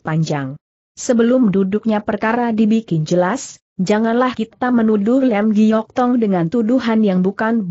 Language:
Indonesian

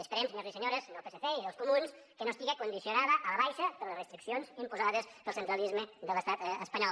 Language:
Catalan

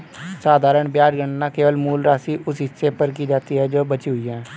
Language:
Hindi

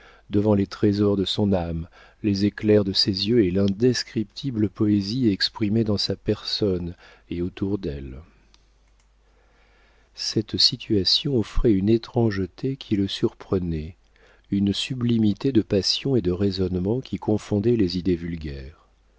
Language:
French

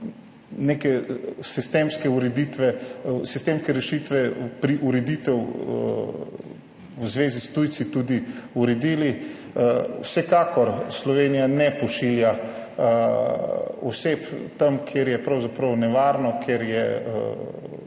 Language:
Slovenian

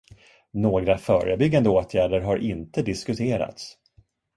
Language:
Swedish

